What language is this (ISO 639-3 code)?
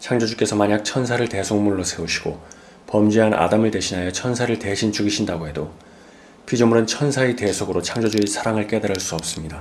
kor